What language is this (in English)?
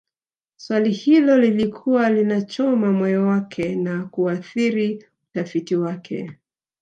Swahili